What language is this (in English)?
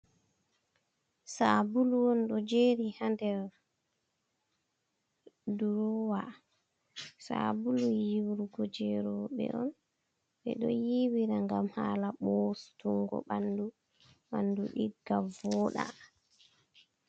Fula